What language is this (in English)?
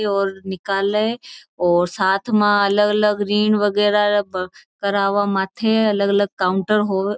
Marwari